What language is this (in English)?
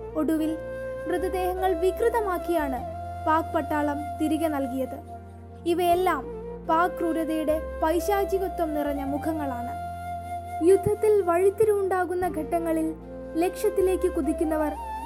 Malayalam